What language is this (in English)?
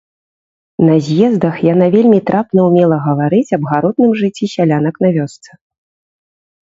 Belarusian